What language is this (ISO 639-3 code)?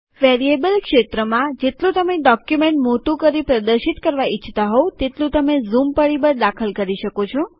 guj